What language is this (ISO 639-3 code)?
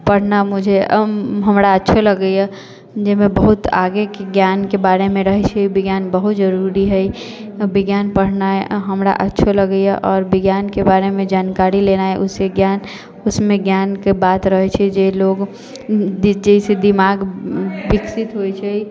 mai